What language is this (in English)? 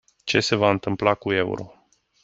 Romanian